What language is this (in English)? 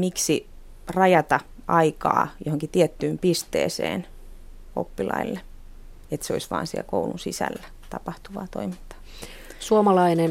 Finnish